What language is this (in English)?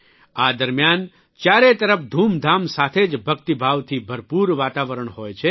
Gujarati